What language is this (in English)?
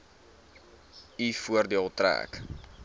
Afrikaans